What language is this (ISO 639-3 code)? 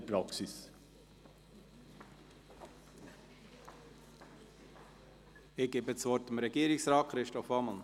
gsw